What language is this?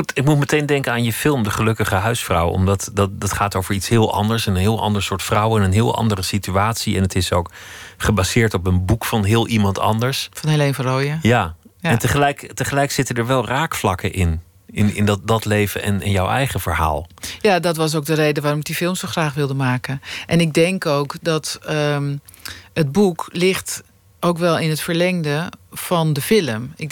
Dutch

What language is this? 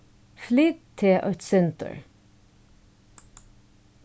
Faroese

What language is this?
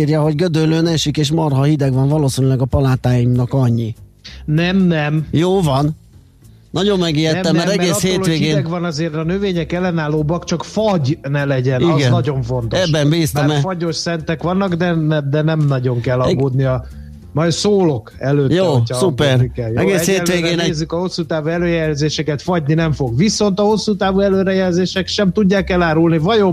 Hungarian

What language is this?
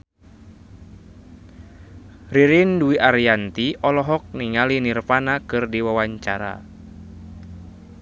Sundanese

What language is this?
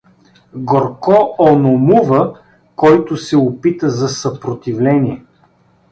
Bulgarian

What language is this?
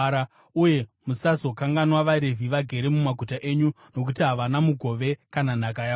Shona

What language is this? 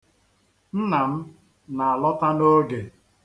Igbo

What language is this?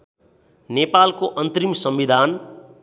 Nepali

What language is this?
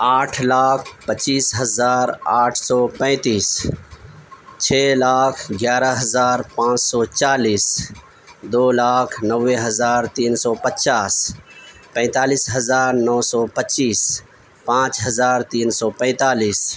Urdu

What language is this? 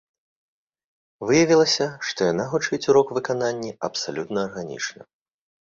Belarusian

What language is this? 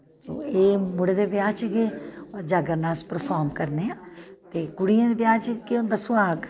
Dogri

